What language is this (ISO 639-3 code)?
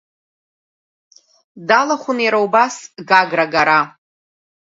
abk